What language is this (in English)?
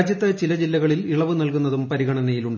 Malayalam